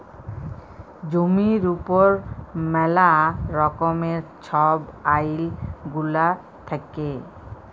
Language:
Bangla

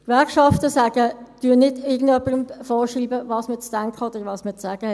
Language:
Swiss German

